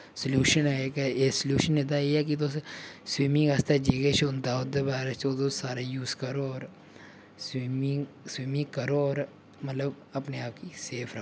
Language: Dogri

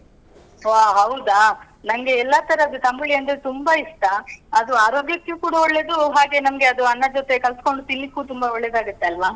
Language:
Kannada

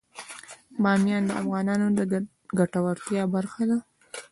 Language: Pashto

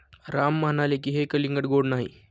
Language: Marathi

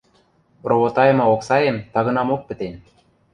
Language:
Western Mari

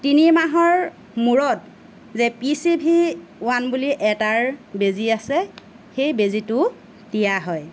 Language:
Assamese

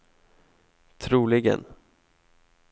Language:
Swedish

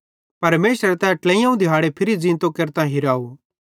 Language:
Bhadrawahi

